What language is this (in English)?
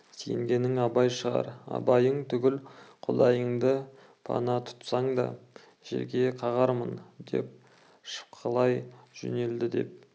Kazakh